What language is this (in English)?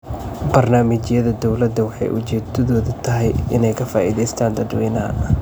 Somali